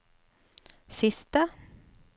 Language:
Norwegian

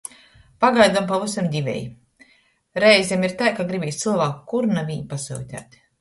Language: Latgalian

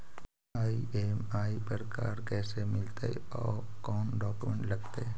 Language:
Magahi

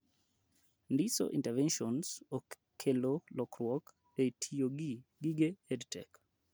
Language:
Luo (Kenya and Tanzania)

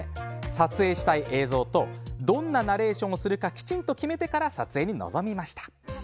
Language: Japanese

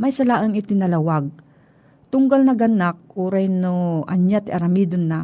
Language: Filipino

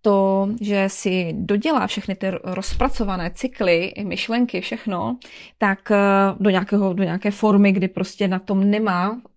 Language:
Czech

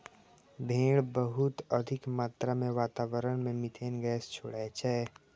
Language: Maithili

